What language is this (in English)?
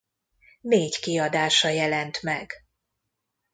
Hungarian